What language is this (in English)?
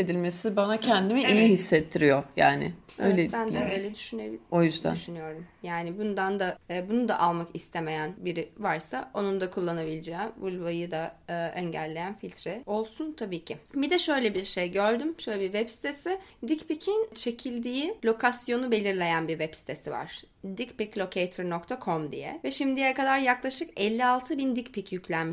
Turkish